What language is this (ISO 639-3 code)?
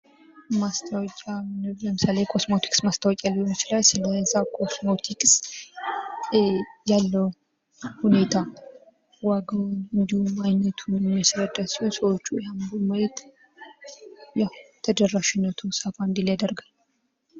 amh